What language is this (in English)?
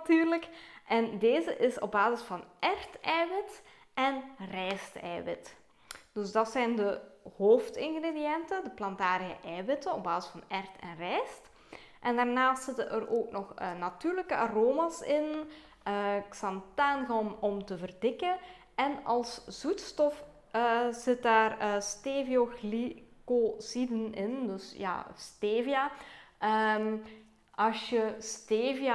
Dutch